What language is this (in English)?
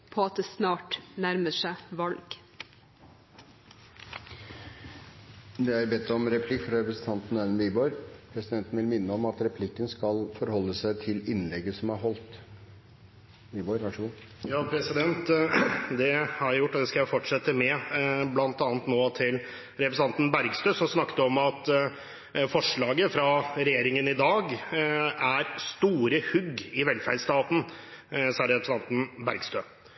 Norwegian Bokmål